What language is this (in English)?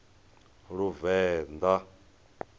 Venda